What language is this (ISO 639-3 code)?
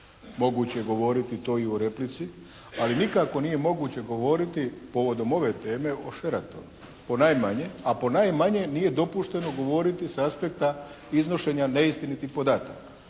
hrv